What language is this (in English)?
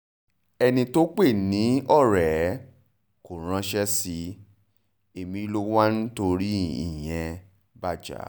Yoruba